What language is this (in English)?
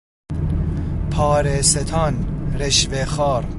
Persian